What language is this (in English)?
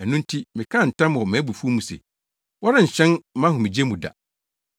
Akan